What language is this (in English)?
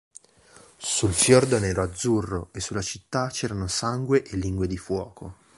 Italian